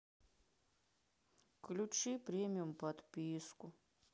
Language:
Russian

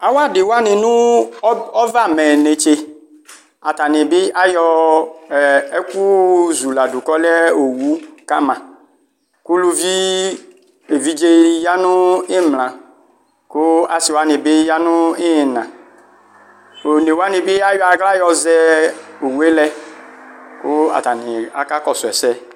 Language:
Ikposo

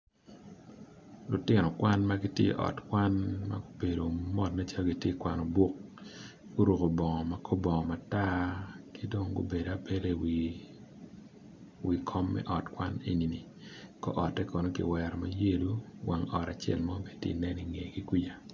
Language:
Acoli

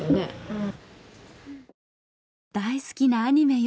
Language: Japanese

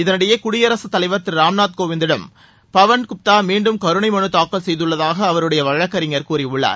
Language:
Tamil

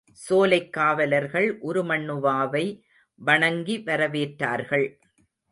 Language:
Tamil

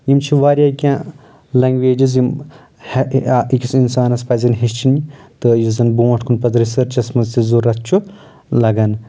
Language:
Kashmiri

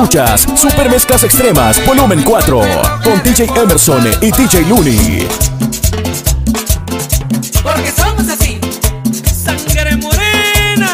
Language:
Spanish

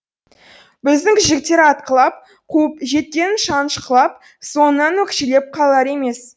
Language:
Kazakh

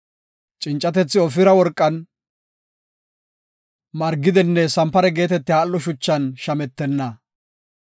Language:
Gofa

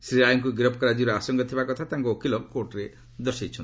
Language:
Odia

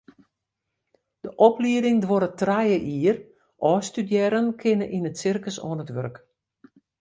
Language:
Western Frisian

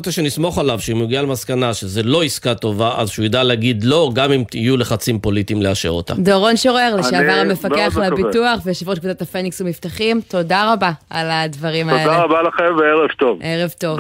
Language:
Hebrew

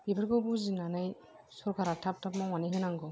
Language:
Bodo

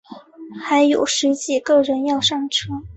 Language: Chinese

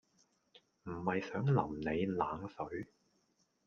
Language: Cantonese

